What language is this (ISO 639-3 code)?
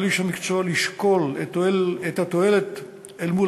heb